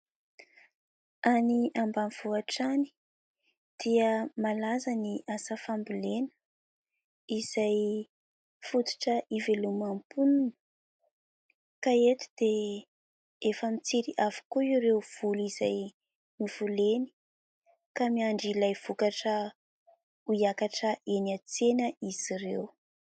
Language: Malagasy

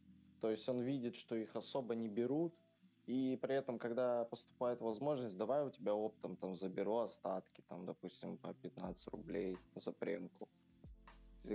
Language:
Russian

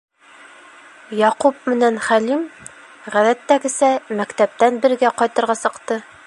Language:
Bashkir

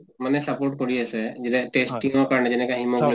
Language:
Assamese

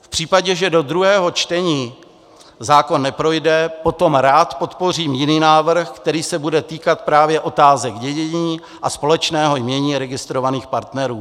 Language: Czech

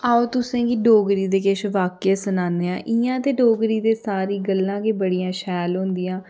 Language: Dogri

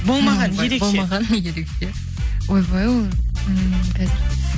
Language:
Kazakh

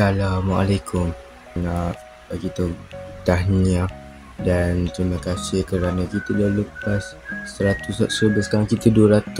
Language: Malay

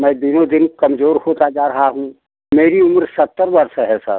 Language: Hindi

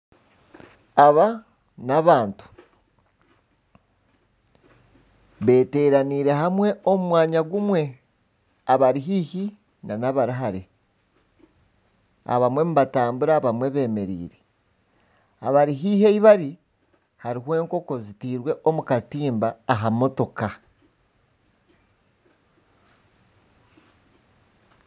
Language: Nyankole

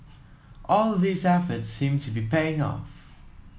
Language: English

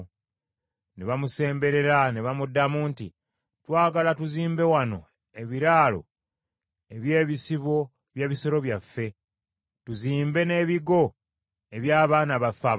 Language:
Ganda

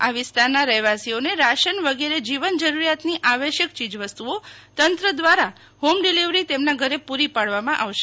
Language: Gujarati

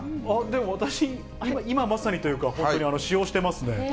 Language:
Japanese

